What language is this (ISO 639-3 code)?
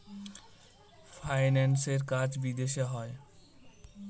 ben